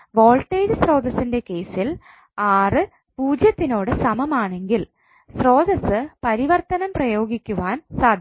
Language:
Malayalam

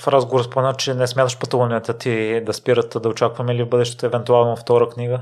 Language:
Bulgarian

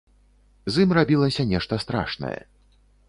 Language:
Belarusian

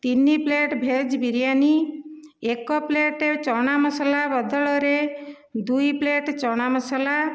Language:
Odia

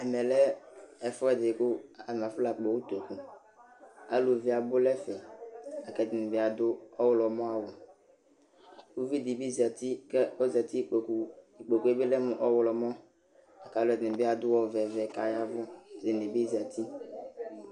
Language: Ikposo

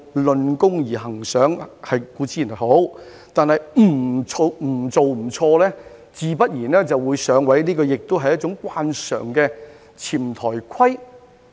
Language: Cantonese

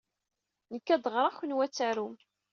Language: Kabyle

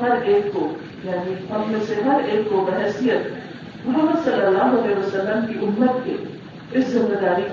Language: Urdu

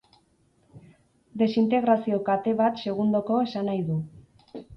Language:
Basque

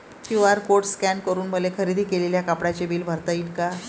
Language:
Marathi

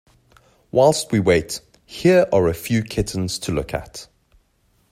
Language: English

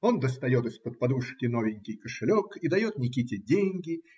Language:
Russian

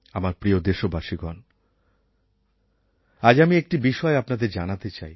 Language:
Bangla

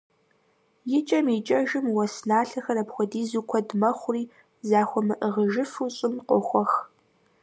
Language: Kabardian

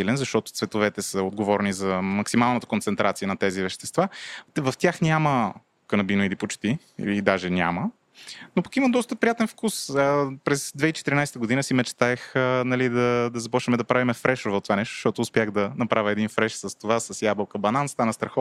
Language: Bulgarian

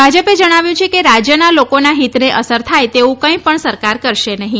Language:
Gujarati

